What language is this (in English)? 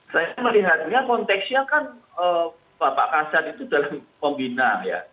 Indonesian